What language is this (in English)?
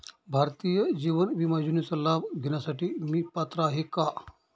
Marathi